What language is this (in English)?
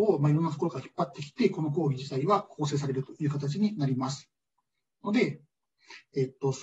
Japanese